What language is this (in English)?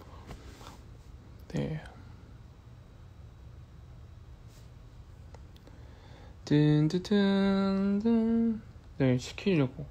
Korean